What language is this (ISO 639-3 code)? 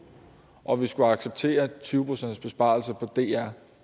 dan